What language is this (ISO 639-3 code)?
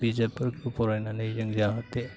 brx